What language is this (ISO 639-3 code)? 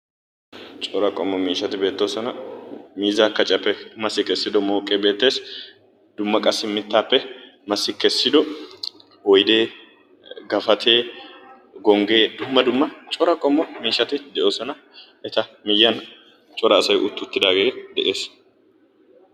wal